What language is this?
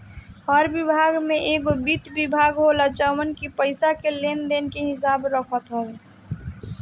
Bhojpuri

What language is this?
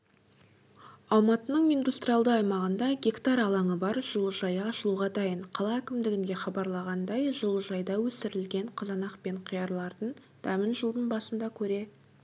Kazakh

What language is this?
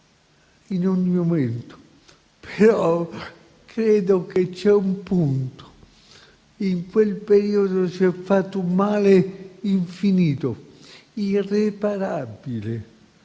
Italian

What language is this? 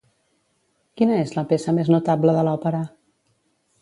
Catalan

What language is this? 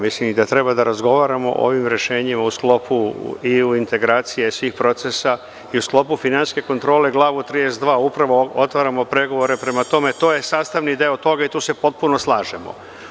Serbian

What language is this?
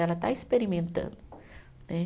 Portuguese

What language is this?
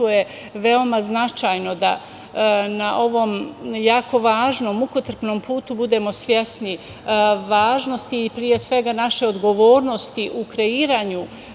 Serbian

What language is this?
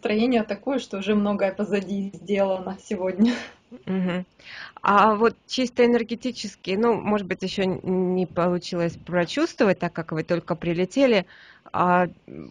Russian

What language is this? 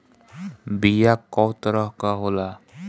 Bhojpuri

